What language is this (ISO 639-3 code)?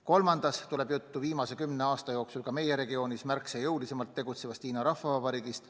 est